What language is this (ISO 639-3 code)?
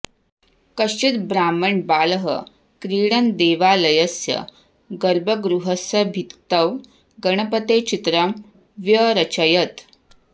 san